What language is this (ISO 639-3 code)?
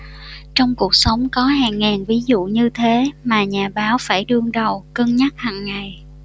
vie